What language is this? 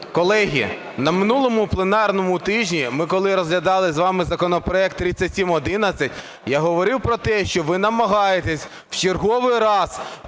Ukrainian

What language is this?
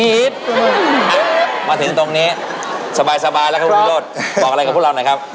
Thai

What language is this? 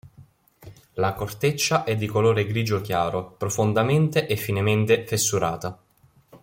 Italian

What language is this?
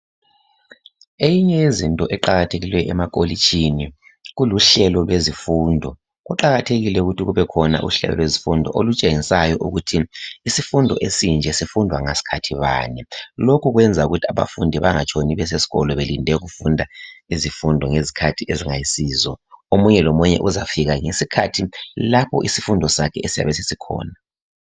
North Ndebele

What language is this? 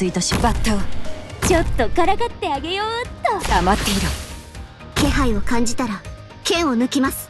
Japanese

